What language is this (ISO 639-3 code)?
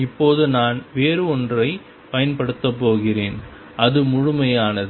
tam